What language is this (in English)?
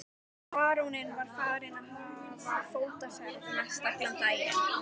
Icelandic